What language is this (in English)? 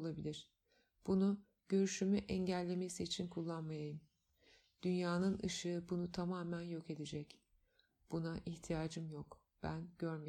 Turkish